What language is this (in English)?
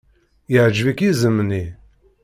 Kabyle